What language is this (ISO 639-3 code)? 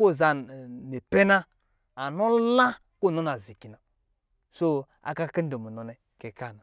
mgi